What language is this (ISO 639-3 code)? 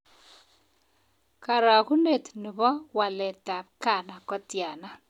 kln